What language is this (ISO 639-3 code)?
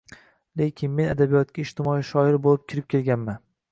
uzb